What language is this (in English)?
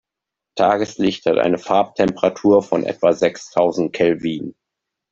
German